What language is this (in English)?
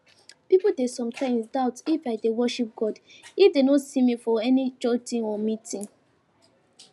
Nigerian Pidgin